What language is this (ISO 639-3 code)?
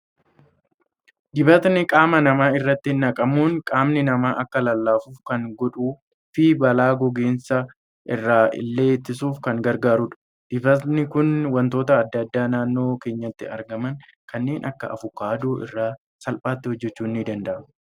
orm